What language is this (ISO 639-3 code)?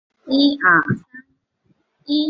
zho